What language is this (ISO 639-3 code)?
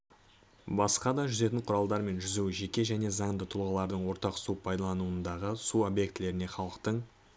kaz